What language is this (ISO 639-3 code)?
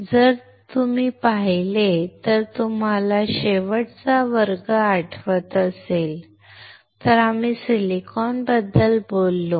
mar